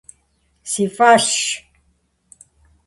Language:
Kabardian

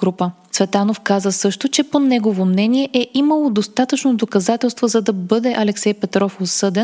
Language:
Bulgarian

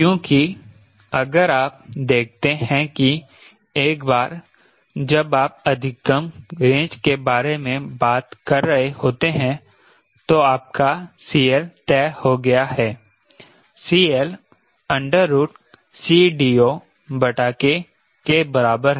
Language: Hindi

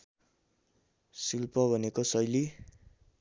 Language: Nepali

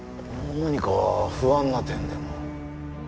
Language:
Japanese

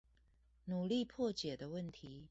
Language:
Chinese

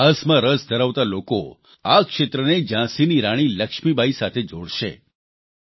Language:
Gujarati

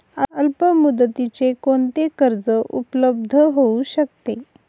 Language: Marathi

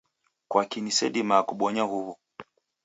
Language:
Taita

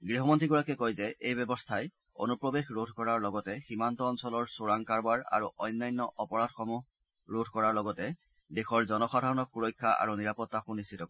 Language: Assamese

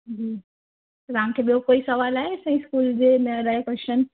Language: Sindhi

